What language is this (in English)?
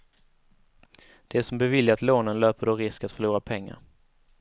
Swedish